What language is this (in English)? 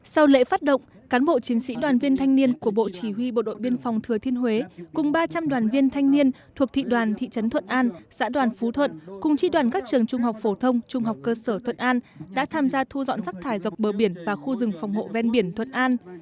Vietnamese